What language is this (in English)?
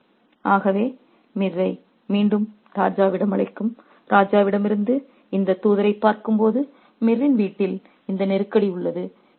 Tamil